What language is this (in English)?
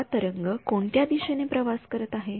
Marathi